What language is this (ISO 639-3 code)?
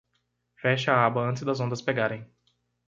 por